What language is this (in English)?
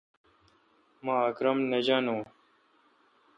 Kalkoti